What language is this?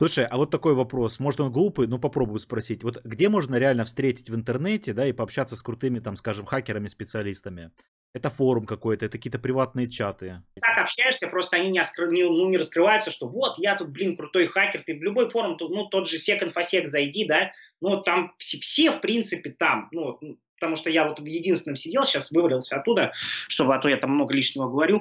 Russian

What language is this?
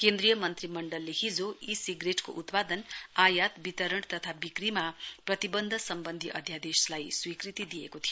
Nepali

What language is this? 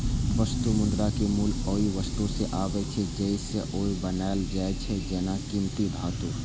Maithili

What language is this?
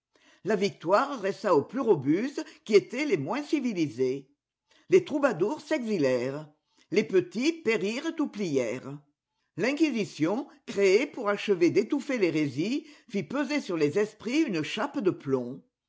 French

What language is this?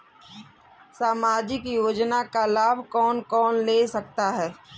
Hindi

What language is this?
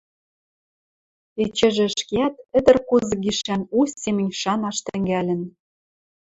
Western Mari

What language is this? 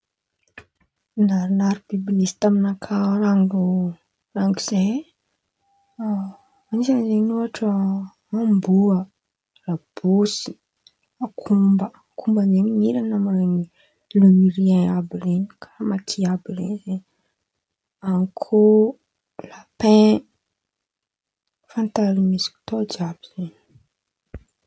Antankarana Malagasy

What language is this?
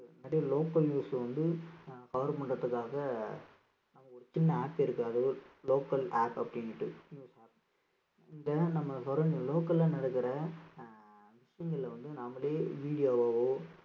Tamil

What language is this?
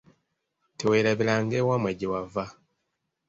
Ganda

